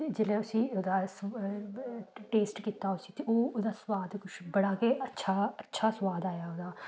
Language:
Dogri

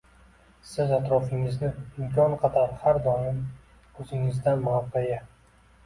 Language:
Uzbek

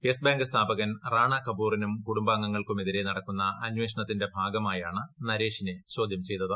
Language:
Malayalam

